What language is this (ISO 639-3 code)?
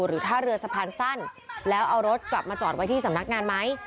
tha